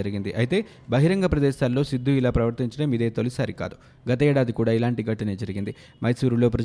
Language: Telugu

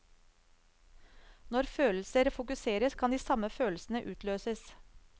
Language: Norwegian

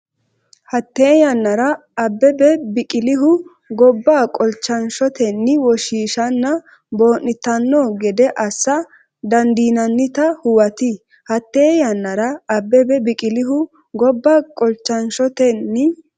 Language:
Sidamo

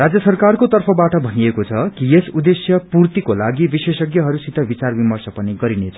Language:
Nepali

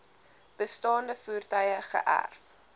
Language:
Afrikaans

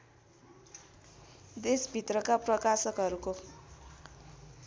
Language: Nepali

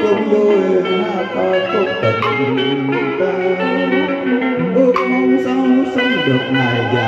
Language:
Vietnamese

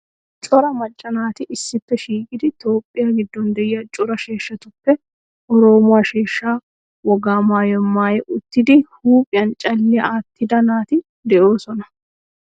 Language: Wolaytta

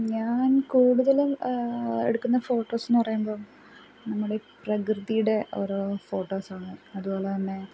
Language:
Malayalam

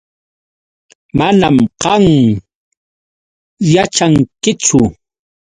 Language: Yauyos Quechua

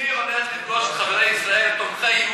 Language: Hebrew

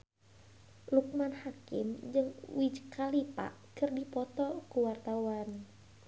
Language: Sundanese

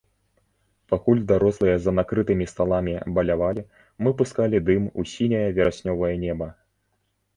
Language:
Belarusian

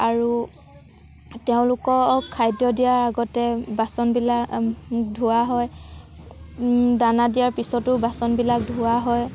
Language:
Assamese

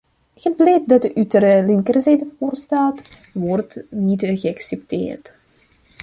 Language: Dutch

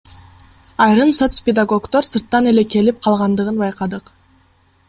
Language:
Kyrgyz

